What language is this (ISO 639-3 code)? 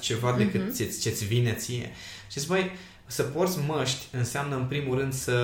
ron